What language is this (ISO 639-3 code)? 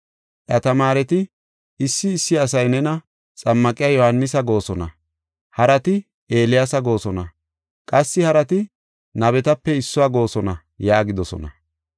gof